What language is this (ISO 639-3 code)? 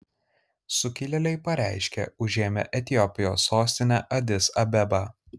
lit